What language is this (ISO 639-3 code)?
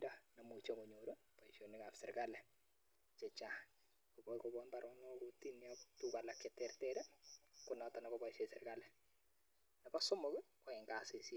kln